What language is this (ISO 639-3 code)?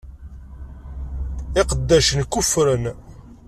kab